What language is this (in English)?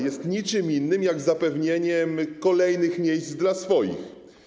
Polish